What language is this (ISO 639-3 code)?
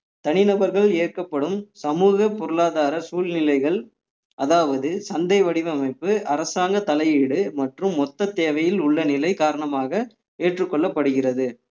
tam